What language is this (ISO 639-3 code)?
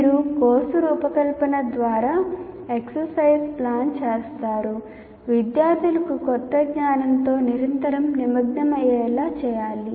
tel